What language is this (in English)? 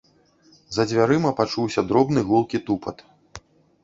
Belarusian